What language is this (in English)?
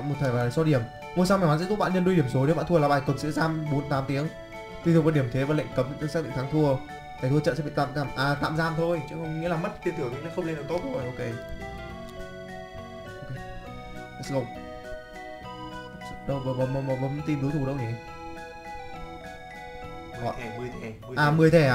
Vietnamese